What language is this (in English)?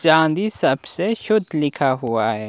Hindi